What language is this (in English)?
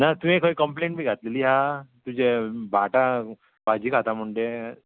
Konkani